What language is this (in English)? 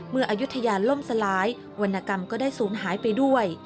Thai